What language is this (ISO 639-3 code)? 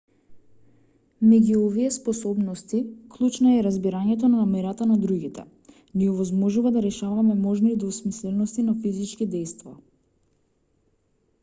mkd